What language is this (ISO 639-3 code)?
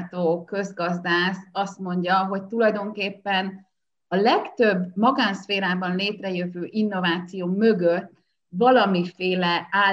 hun